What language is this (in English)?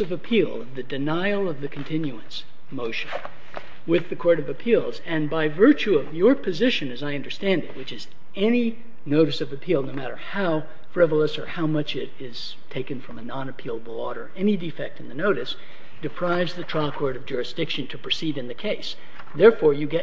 English